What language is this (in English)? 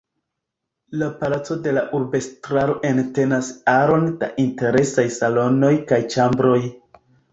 Esperanto